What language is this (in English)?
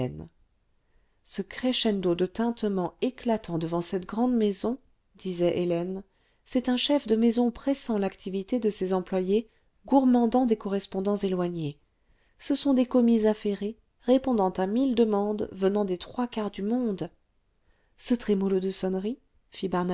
French